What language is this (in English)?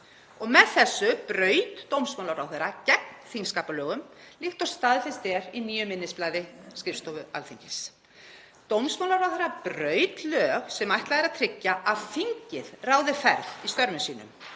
Icelandic